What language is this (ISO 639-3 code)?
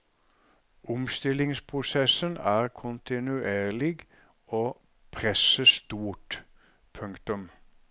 nor